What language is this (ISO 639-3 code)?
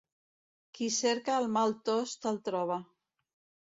cat